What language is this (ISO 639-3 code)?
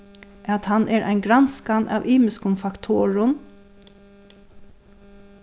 fao